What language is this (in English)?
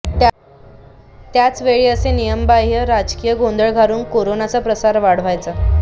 Marathi